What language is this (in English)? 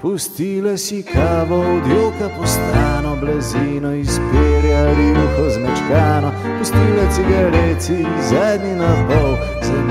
Greek